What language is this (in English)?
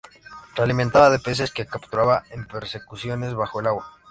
Spanish